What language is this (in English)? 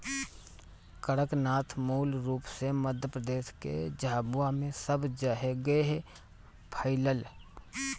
Bhojpuri